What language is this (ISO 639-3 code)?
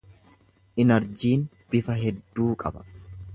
orm